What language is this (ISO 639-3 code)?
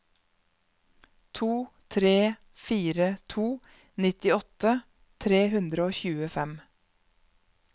nor